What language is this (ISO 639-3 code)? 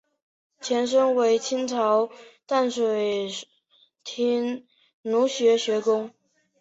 zho